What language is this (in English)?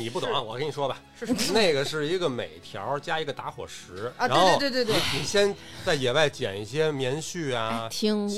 Chinese